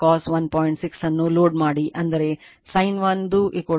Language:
Kannada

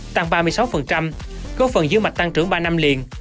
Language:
Vietnamese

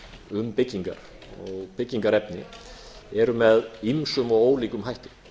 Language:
Icelandic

